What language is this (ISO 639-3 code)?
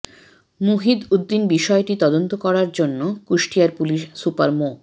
ben